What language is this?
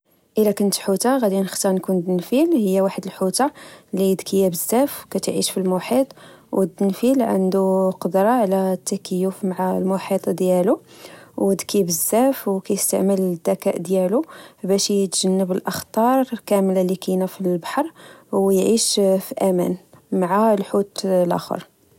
Moroccan Arabic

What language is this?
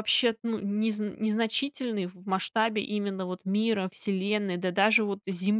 Russian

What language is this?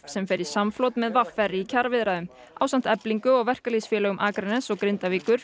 Icelandic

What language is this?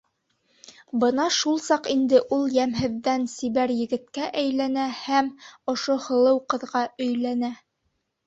Bashkir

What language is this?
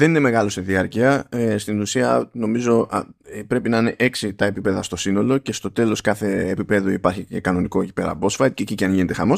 Greek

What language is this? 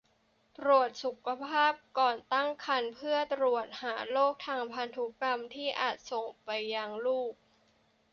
Thai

